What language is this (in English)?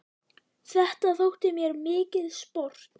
Icelandic